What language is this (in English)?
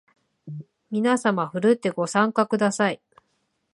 Japanese